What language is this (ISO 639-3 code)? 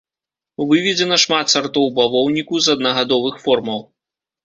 bel